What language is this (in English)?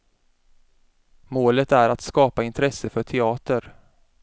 Swedish